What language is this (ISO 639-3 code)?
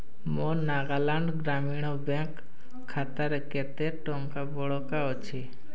ori